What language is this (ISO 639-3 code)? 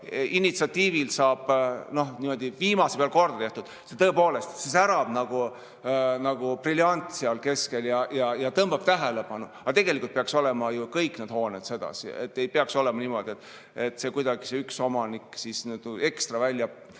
est